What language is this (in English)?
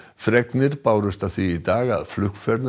Icelandic